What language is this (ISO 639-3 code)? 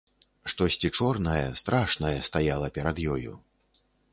bel